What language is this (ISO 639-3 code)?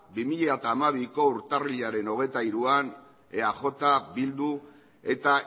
eus